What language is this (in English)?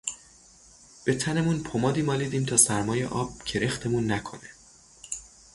Persian